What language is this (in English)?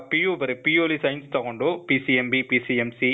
Kannada